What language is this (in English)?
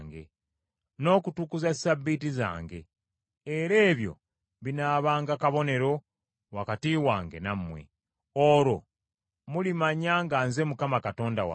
Ganda